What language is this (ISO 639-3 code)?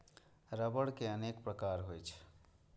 mai